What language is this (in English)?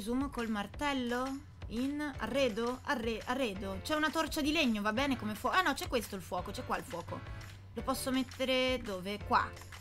Italian